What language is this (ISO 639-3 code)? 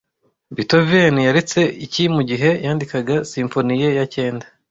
kin